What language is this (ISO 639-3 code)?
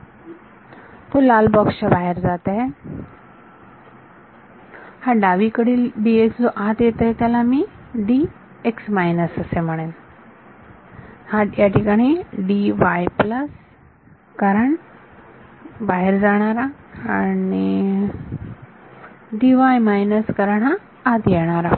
mar